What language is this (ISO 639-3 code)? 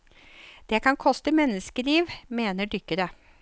nor